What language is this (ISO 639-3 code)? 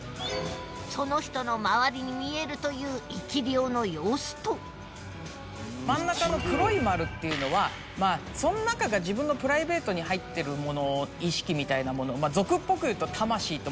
jpn